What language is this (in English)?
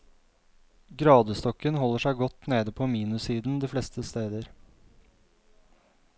Norwegian